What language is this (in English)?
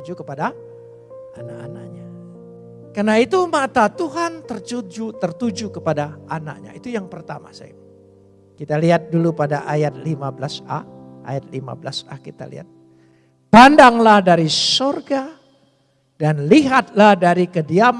Indonesian